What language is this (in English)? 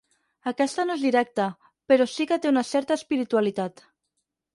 Catalan